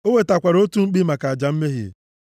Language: Igbo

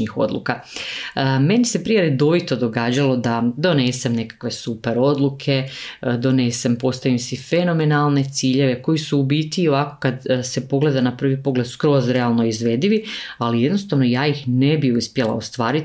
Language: Croatian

